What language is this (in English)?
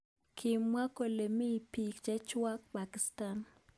Kalenjin